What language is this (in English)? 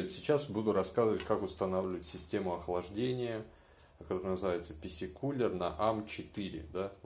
Russian